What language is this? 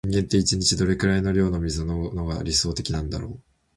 Japanese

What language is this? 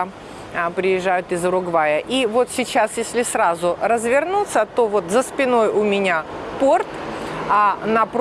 Russian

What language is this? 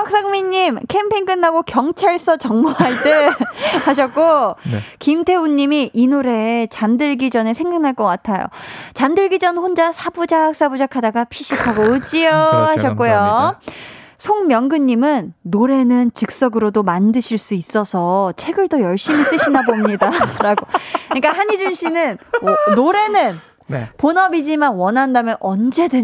Korean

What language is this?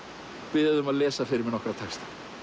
Icelandic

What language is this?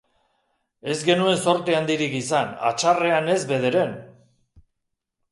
Basque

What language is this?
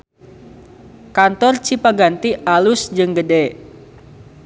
Sundanese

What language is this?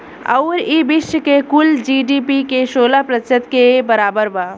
Bhojpuri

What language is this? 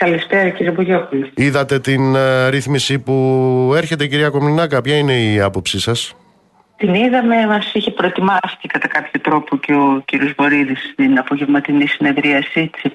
Greek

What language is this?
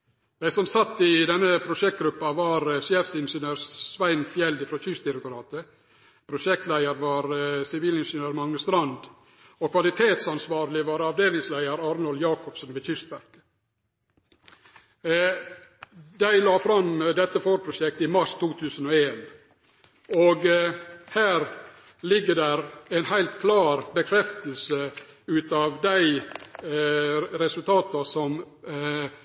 Norwegian Nynorsk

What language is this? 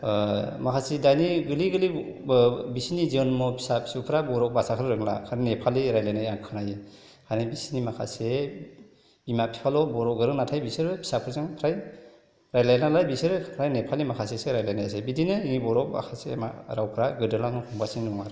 Bodo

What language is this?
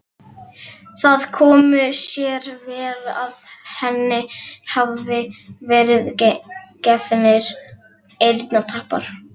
Icelandic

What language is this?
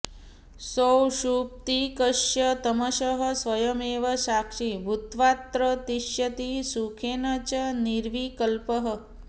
Sanskrit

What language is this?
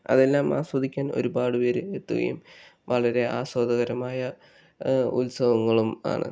Malayalam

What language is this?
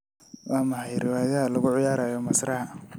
Somali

